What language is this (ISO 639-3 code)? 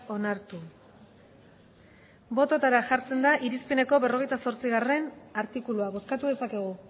eus